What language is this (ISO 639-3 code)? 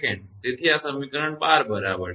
guj